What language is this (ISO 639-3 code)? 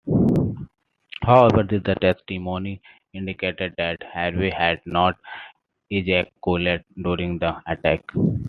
eng